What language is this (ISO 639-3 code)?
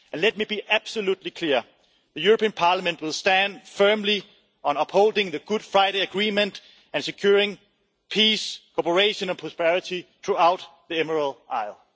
eng